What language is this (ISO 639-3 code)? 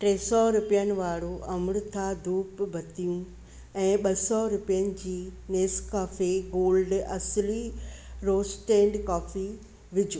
snd